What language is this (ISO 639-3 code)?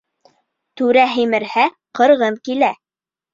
bak